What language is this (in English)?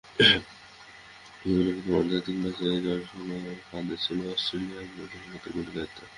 Bangla